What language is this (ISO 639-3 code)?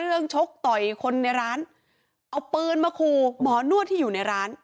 tha